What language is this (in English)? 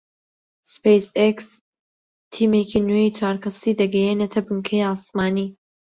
Central Kurdish